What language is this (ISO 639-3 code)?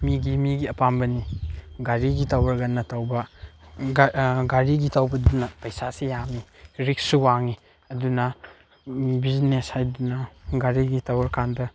mni